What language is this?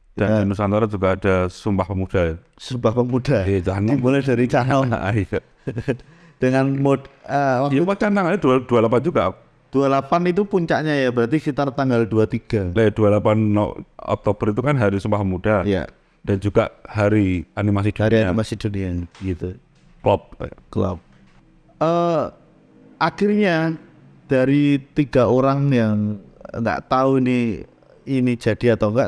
Indonesian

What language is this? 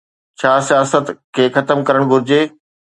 Sindhi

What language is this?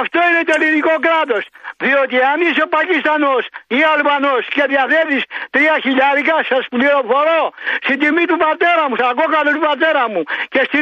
Greek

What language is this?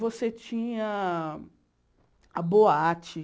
Portuguese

